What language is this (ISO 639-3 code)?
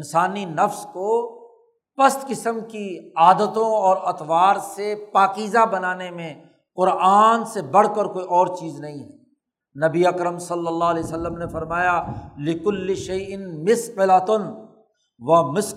urd